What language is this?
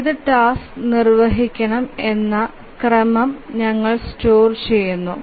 Malayalam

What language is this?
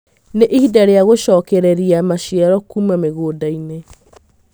Kikuyu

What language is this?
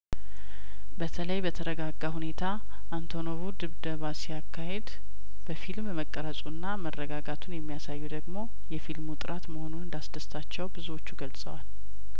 Amharic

